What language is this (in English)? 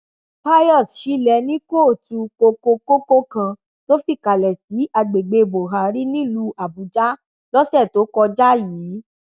Yoruba